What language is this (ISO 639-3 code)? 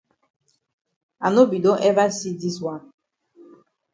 wes